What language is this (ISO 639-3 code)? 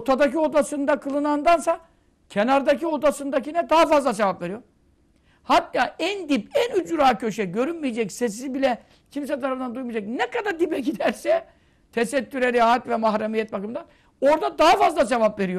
tur